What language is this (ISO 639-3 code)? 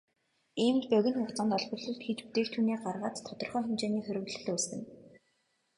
mon